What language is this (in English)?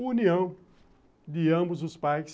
Portuguese